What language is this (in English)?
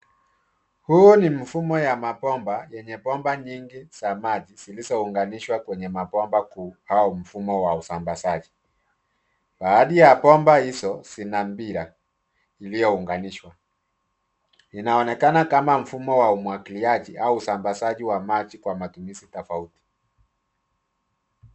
Swahili